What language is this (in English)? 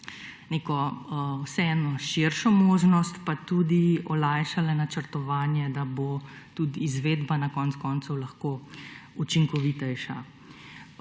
Slovenian